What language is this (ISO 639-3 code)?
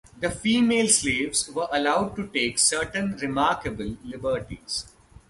eng